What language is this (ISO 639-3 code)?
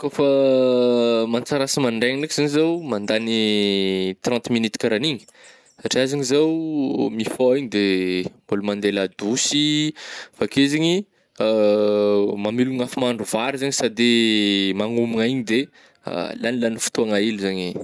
bmm